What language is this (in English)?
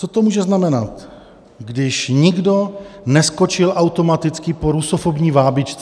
Czech